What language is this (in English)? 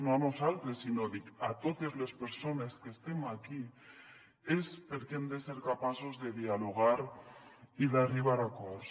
Catalan